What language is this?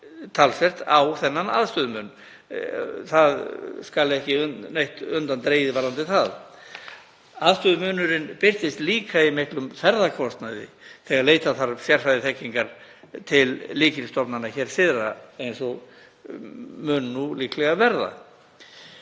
Icelandic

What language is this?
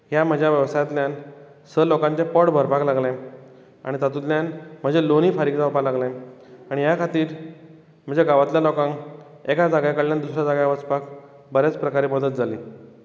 Konkani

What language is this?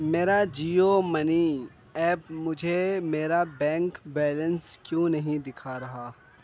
Urdu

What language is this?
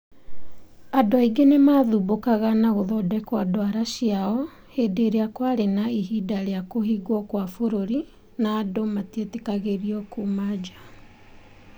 Kikuyu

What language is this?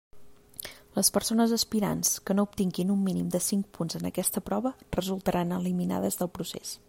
Catalan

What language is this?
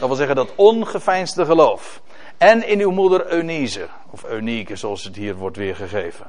Dutch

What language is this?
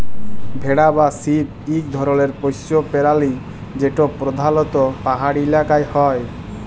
Bangla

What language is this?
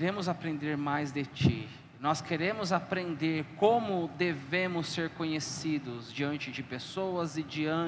Portuguese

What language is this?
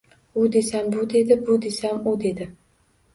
Uzbek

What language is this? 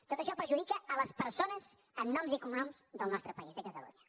Catalan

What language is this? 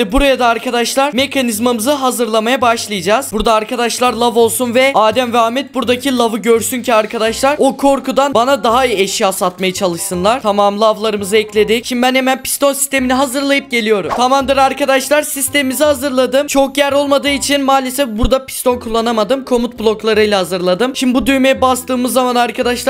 Turkish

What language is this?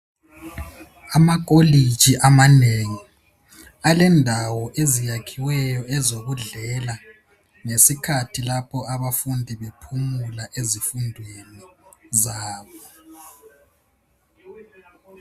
North Ndebele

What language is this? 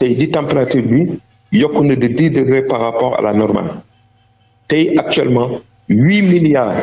French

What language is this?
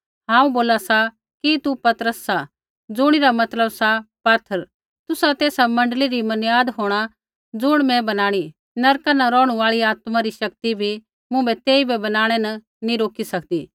Kullu Pahari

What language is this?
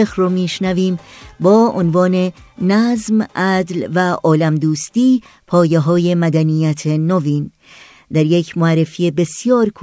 Persian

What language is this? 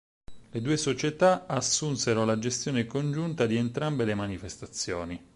Italian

